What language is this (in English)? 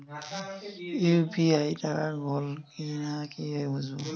Bangla